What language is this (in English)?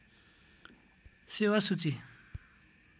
Nepali